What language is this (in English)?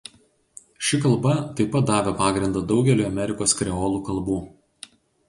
Lithuanian